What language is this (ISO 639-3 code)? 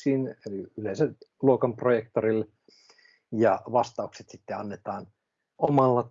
fin